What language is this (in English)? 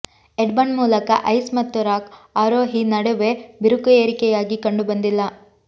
Kannada